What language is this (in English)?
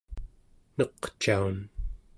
Central Yupik